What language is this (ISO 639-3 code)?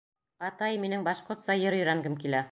bak